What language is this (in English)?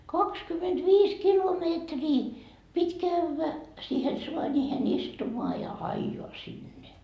Finnish